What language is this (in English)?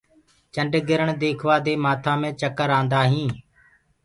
Gurgula